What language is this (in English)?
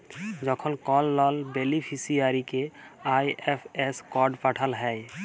Bangla